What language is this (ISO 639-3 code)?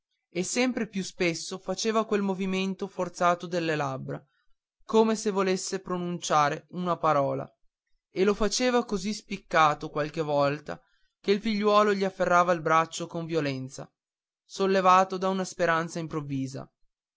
ita